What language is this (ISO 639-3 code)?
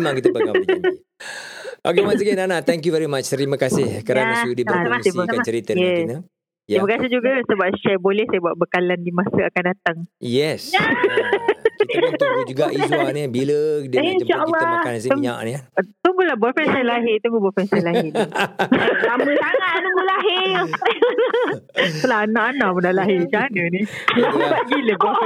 msa